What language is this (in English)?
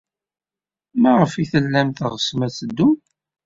Kabyle